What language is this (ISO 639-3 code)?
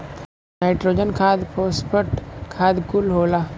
bho